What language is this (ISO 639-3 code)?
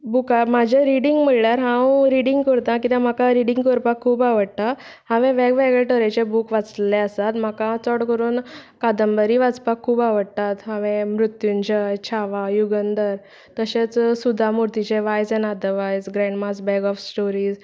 kok